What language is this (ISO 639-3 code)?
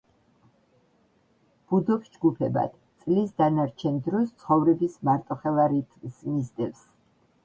kat